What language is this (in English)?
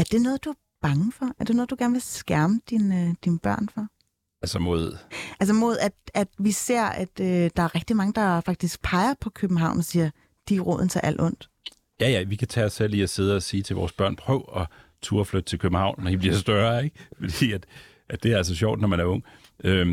Danish